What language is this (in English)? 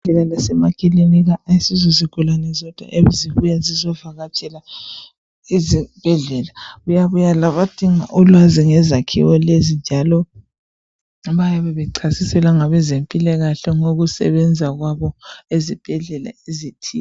North Ndebele